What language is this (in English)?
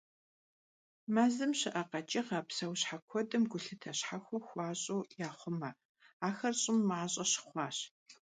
Kabardian